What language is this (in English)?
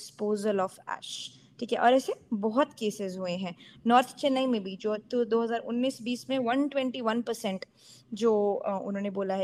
Hindi